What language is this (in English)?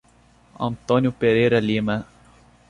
Portuguese